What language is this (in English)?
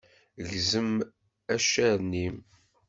Kabyle